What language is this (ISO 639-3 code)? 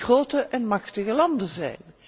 nld